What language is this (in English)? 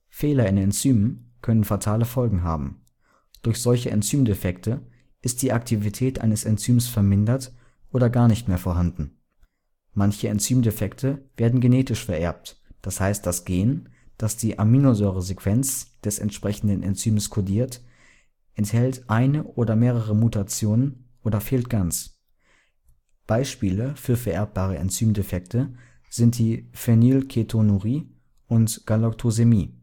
German